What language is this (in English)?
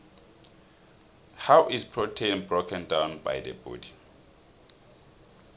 South Ndebele